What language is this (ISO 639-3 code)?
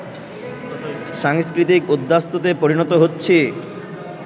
ben